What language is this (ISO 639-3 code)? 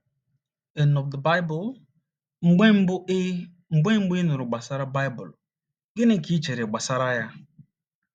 ibo